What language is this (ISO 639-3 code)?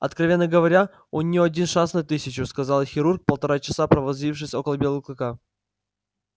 rus